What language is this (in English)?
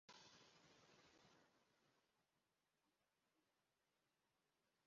Kinyarwanda